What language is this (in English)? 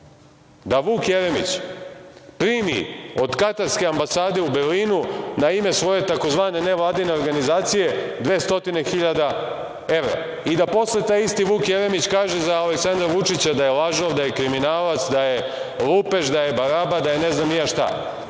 Serbian